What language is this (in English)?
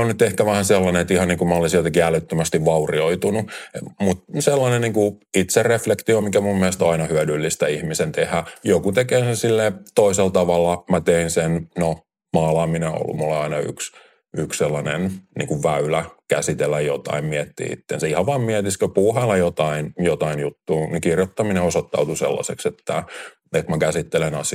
Finnish